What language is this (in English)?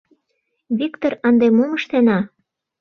Mari